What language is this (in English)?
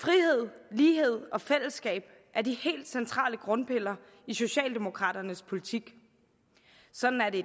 Danish